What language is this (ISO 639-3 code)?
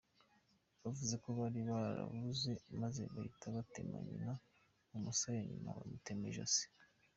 kin